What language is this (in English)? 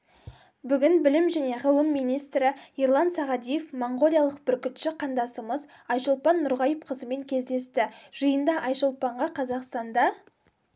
Kazakh